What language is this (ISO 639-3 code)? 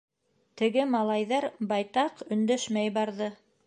bak